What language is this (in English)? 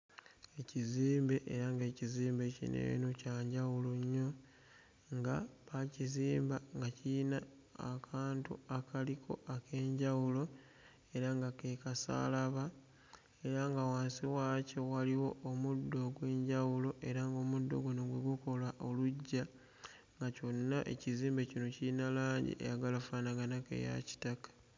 Ganda